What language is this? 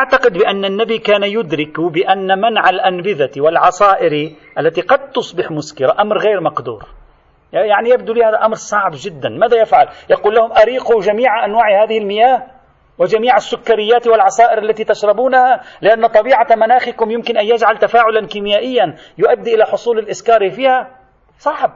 Arabic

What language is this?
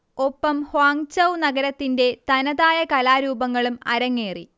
Malayalam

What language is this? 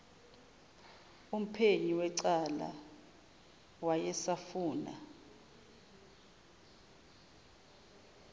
Zulu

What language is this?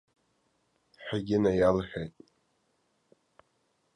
Abkhazian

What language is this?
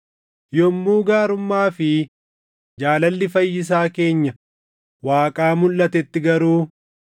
Oromo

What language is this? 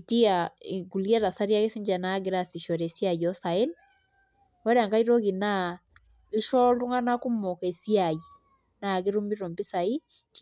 Masai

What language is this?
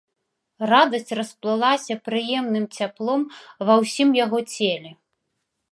Belarusian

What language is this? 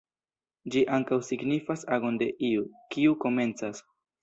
Esperanto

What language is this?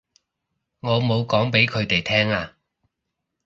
Cantonese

